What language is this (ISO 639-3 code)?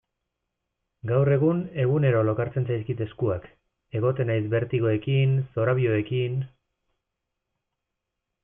eus